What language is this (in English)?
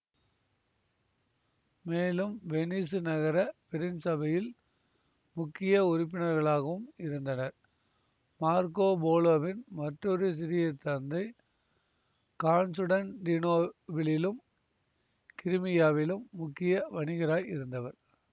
Tamil